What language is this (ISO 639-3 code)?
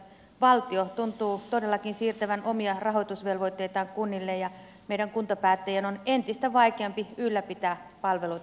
fin